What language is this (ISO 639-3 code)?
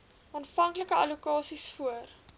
afr